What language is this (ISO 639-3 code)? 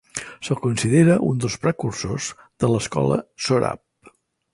cat